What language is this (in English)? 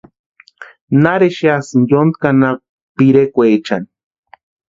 Western Highland Purepecha